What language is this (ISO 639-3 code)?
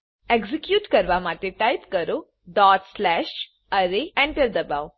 guj